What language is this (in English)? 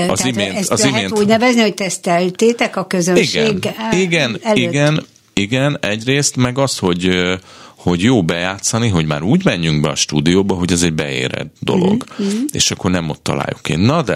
Hungarian